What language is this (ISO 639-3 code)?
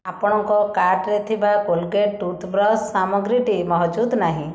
ori